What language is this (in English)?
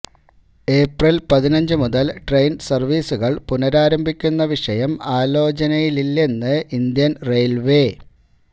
Malayalam